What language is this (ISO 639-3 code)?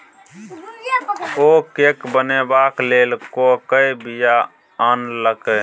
mai